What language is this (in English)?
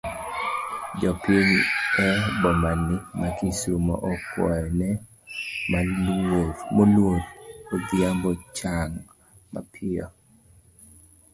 Luo (Kenya and Tanzania)